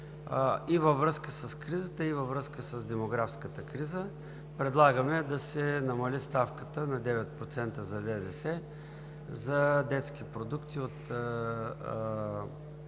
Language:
Bulgarian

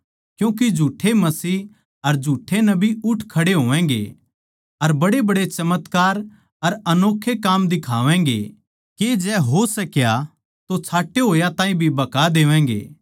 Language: Haryanvi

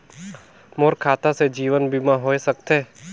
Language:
Chhattisgarhi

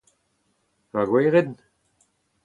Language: Breton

